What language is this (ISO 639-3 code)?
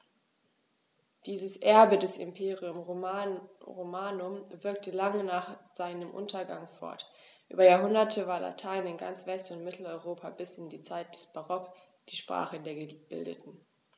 deu